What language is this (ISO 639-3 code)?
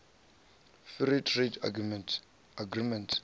ven